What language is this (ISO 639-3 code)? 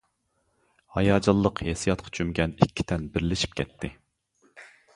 uig